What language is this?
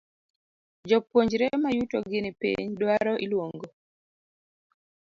Luo (Kenya and Tanzania)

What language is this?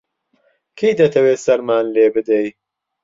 Central Kurdish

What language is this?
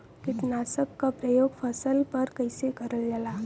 Bhojpuri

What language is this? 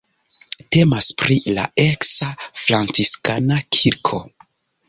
Esperanto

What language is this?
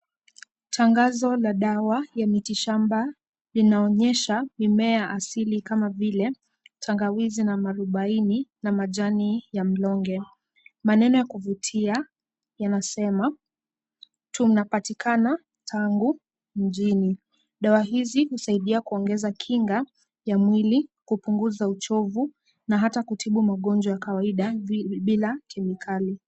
Swahili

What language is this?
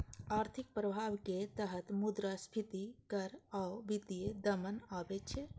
Maithili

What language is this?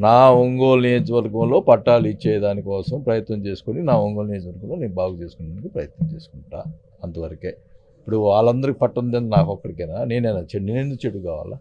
Telugu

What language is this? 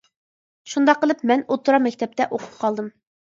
Uyghur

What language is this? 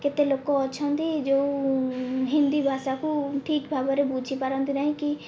Odia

